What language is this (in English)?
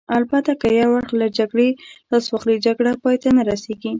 Pashto